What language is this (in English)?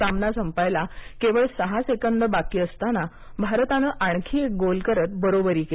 Marathi